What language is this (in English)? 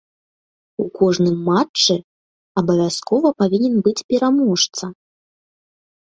Belarusian